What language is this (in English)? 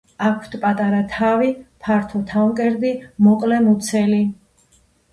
Georgian